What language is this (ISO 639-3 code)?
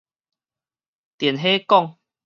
nan